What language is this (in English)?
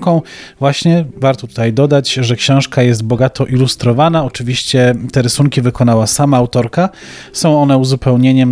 Polish